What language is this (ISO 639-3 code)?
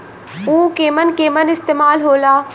bho